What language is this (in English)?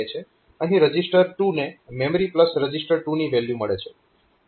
Gujarati